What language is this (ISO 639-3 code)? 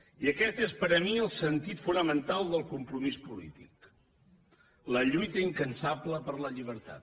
cat